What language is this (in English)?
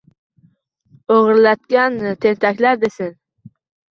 Uzbek